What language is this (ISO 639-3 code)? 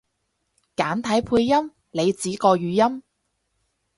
yue